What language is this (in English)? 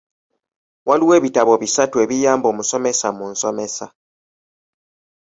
Ganda